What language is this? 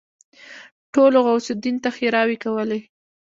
Pashto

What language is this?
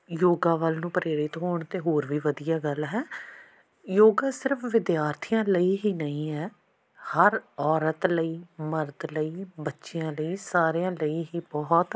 Punjabi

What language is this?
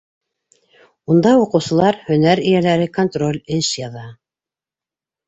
Bashkir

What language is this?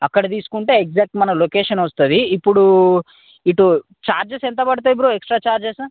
Telugu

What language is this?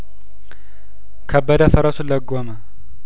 Amharic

